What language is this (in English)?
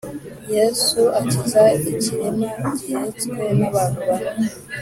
Kinyarwanda